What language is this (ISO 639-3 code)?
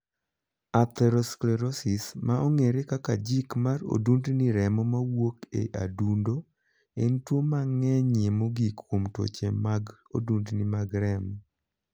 luo